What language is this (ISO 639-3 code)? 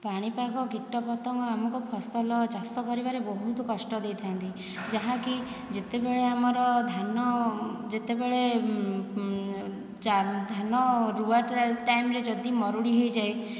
ori